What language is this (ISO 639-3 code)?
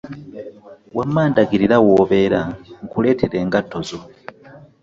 lug